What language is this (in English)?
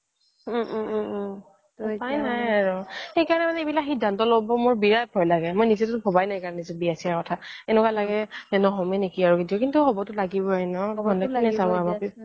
Assamese